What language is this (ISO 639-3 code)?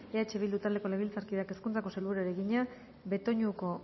eus